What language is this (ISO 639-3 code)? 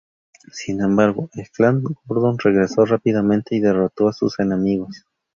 spa